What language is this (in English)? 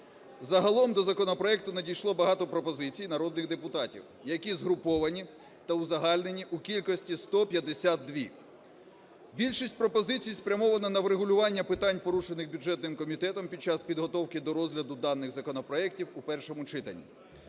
Ukrainian